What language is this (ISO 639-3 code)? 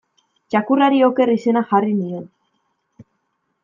eus